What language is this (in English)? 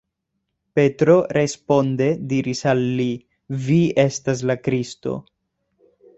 Esperanto